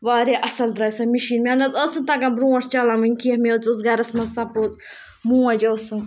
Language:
Kashmiri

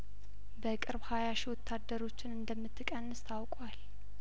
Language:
Amharic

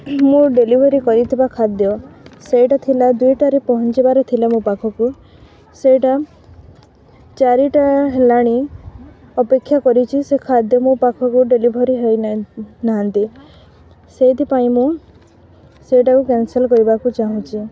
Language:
Odia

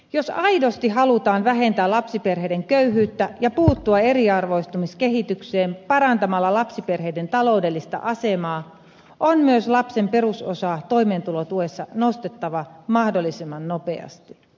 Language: Finnish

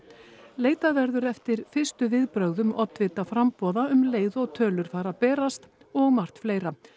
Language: Icelandic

